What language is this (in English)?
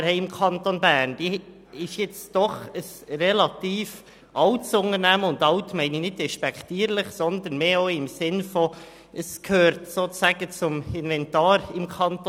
Swiss German